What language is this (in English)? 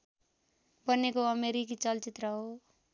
Nepali